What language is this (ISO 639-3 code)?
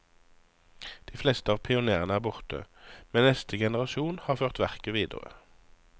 nor